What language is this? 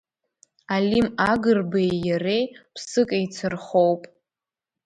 Abkhazian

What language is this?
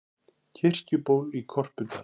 Icelandic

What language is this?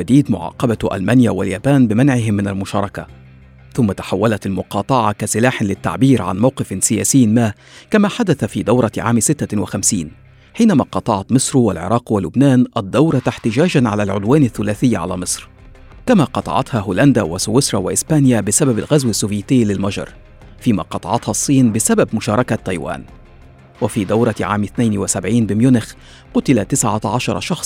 Arabic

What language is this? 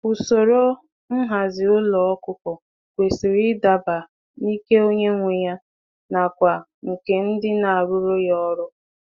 Igbo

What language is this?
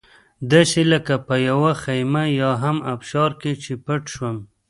Pashto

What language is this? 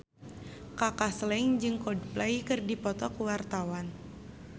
Sundanese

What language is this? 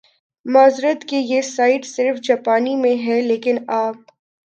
Urdu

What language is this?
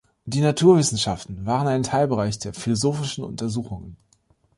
German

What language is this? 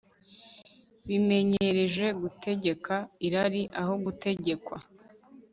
Kinyarwanda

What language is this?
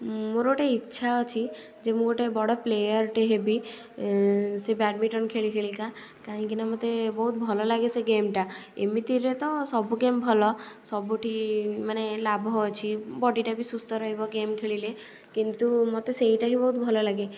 Odia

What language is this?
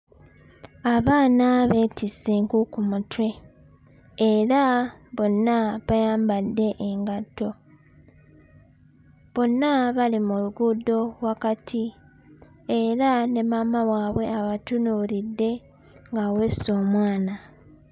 Ganda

